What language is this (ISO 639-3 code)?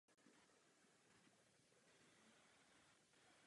ces